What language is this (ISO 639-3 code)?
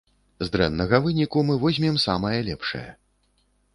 bel